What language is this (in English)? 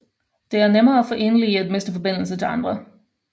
Danish